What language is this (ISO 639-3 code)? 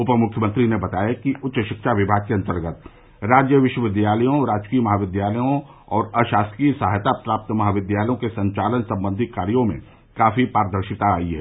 hin